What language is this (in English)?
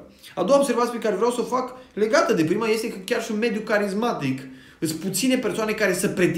Romanian